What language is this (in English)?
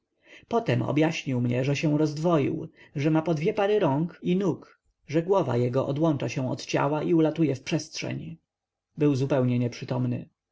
Polish